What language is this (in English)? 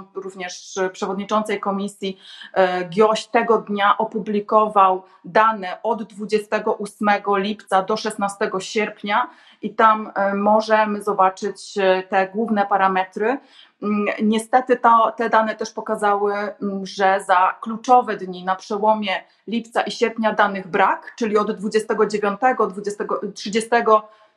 Polish